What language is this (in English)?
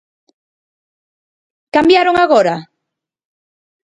Galician